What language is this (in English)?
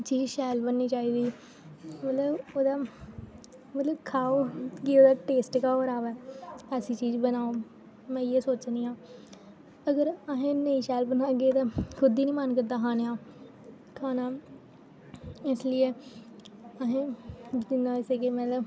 Dogri